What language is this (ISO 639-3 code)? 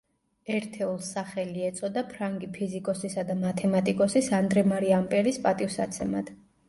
kat